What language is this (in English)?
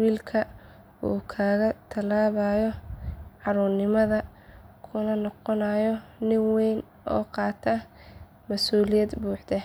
Somali